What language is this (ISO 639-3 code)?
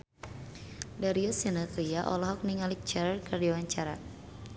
sun